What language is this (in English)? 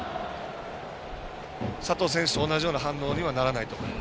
Japanese